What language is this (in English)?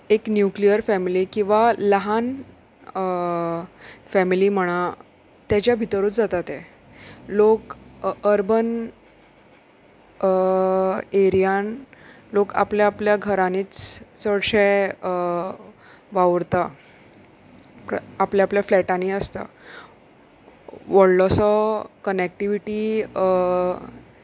Konkani